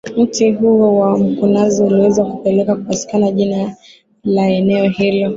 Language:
Swahili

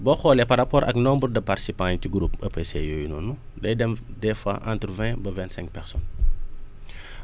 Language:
Wolof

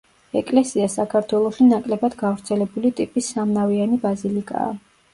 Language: Georgian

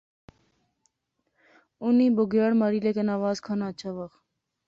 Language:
Pahari-Potwari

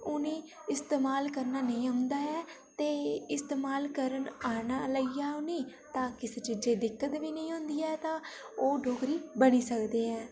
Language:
Dogri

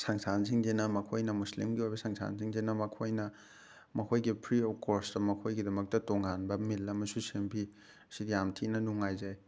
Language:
Manipuri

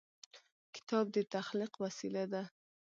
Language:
Pashto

